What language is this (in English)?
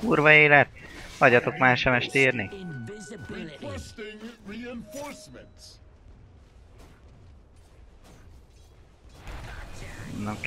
Hungarian